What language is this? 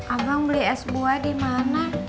Indonesian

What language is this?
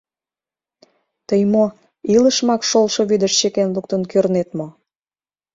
Mari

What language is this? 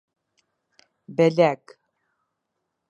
Albanian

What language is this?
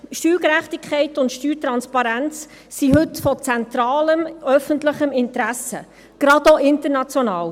Swiss German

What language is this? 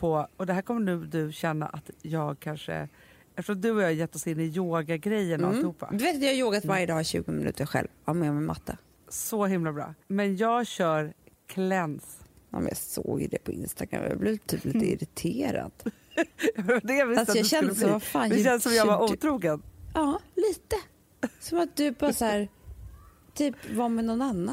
Swedish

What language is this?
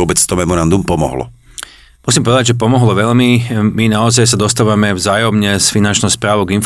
Slovak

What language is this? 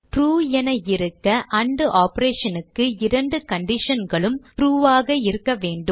Tamil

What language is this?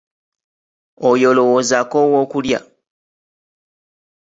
Ganda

